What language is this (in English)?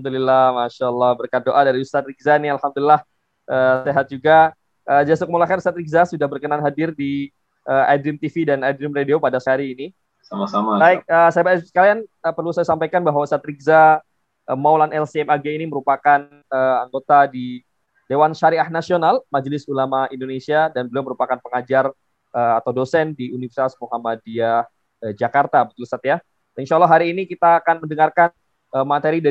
Indonesian